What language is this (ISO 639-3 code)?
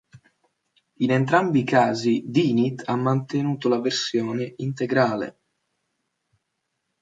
ita